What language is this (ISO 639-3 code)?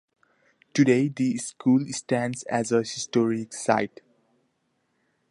eng